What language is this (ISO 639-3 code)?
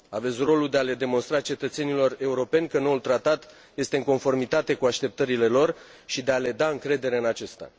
ron